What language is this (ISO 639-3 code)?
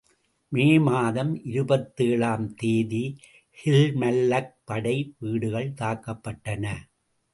tam